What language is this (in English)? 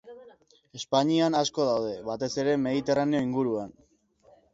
Basque